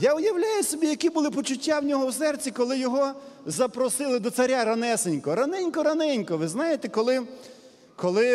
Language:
Ukrainian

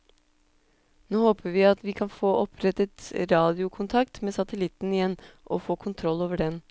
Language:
Norwegian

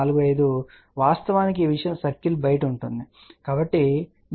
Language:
Telugu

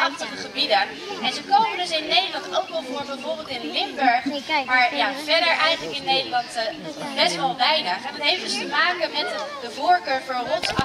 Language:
Dutch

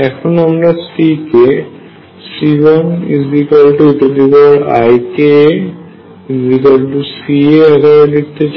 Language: Bangla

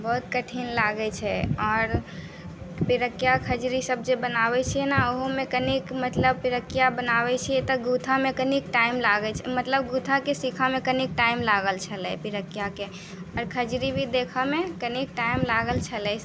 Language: Maithili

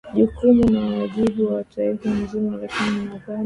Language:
Swahili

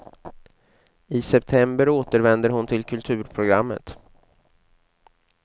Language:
Swedish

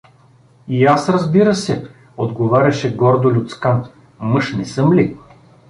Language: Bulgarian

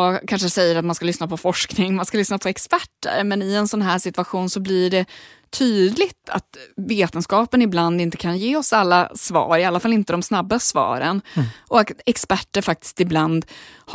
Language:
Swedish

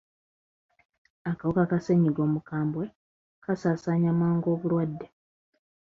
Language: Ganda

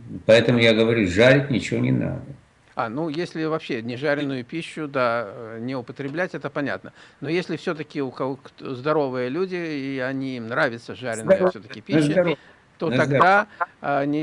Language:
Russian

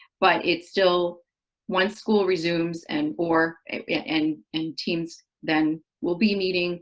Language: English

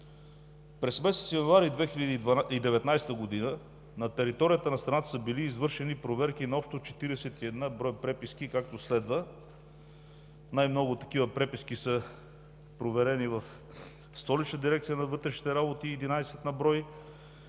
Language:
Bulgarian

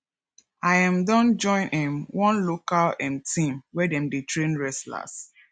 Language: Nigerian Pidgin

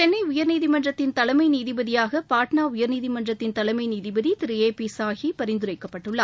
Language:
Tamil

